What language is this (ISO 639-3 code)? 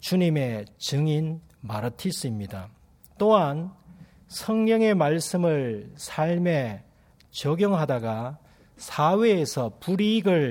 kor